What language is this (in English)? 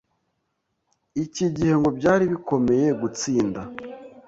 Kinyarwanda